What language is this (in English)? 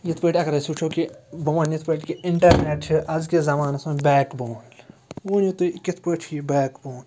Kashmiri